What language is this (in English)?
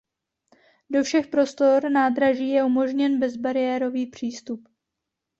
Czech